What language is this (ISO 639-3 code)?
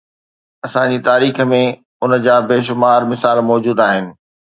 snd